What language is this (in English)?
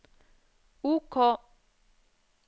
Norwegian